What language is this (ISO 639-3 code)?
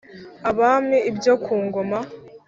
kin